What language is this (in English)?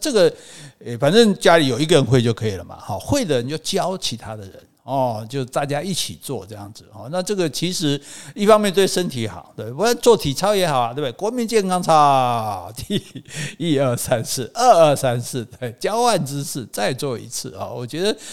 Chinese